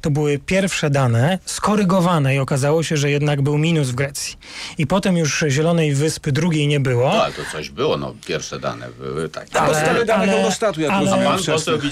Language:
Polish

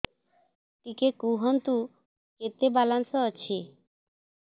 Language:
Odia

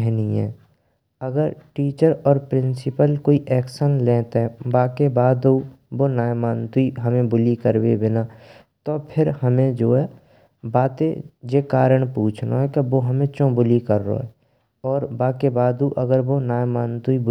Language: Braj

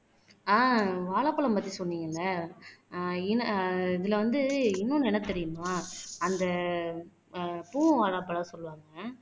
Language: Tamil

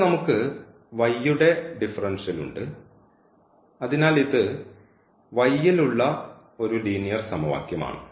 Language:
Malayalam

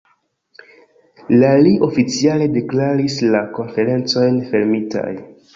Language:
Esperanto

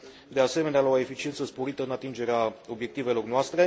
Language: Romanian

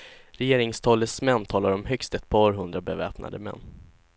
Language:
Swedish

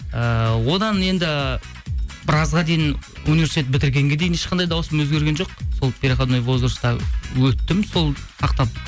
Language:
Kazakh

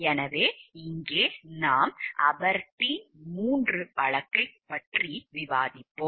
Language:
Tamil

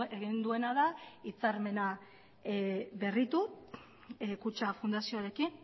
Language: Basque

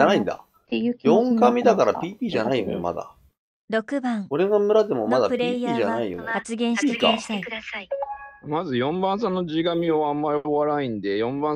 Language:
Japanese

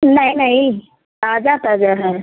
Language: Hindi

